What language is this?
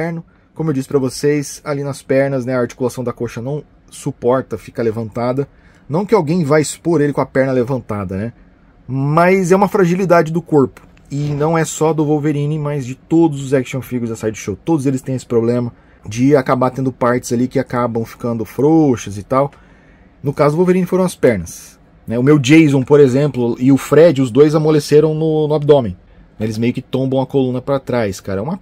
Portuguese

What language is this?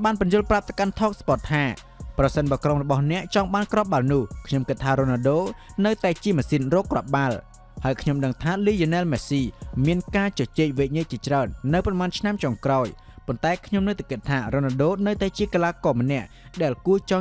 Thai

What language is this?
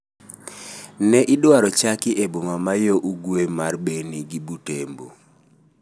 Luo (Kenya and Tanzania)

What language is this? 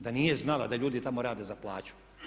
Croatian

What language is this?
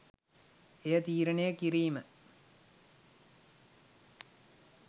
Sinhala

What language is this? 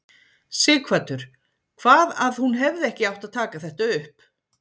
Icelandic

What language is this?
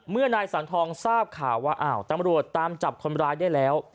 Thai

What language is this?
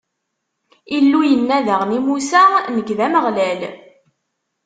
Kabyle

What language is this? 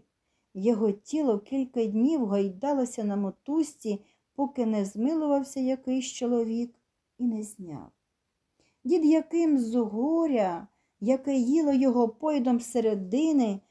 Ukrainian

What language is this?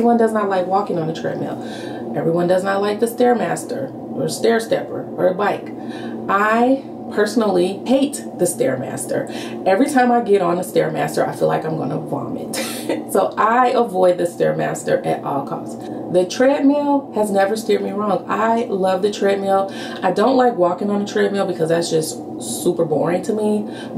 English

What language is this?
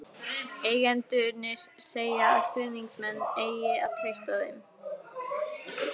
Icelandic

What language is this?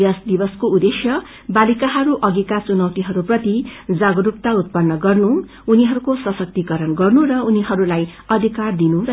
Nepali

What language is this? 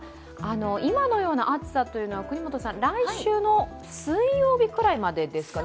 Japanese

